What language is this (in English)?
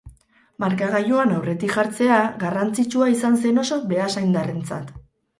Basque